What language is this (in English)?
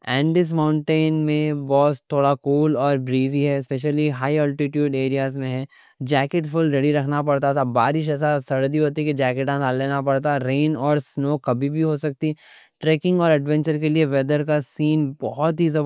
Deccan